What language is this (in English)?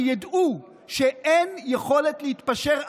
Hebrew